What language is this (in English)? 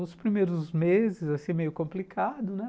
Portuguese